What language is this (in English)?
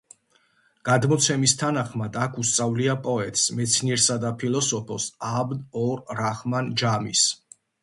Georgian